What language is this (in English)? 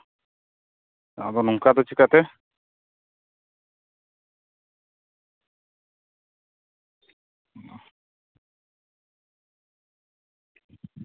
Santali